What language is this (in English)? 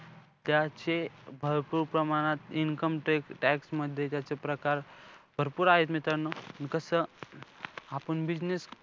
Marathi